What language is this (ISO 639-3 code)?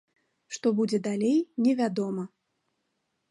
bel